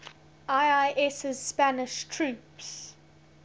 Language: English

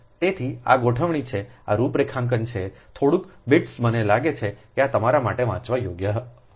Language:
Gujarati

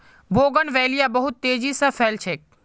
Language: Magahi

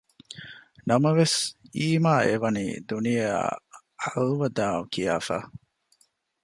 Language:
Divehi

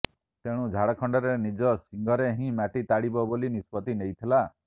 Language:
Odia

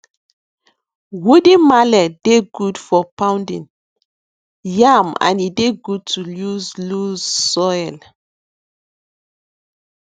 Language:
Nigerian Pidgin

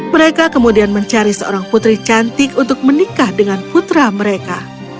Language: Indonesian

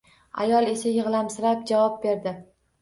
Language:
Uzbek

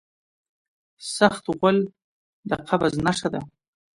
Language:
Pashto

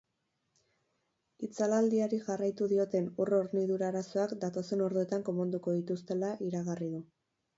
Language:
Basque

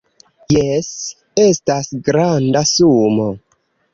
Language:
Esperanto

